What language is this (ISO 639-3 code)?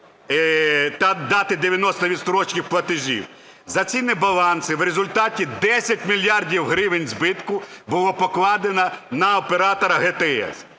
ukr